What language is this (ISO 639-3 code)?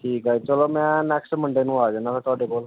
pan